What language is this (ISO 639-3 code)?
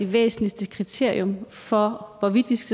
dan